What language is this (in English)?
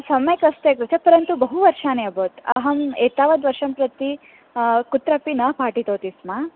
Sanskrit